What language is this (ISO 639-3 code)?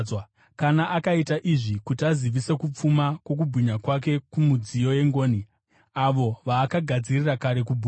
sna